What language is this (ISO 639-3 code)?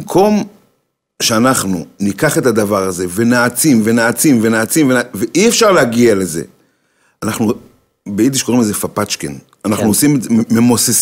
heb